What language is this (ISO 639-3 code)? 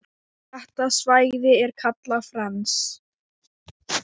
isl